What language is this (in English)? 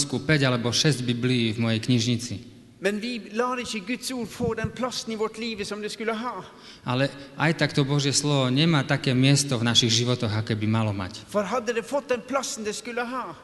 Slovak